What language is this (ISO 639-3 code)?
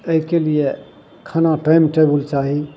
mai